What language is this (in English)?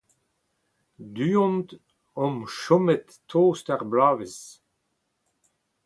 Breton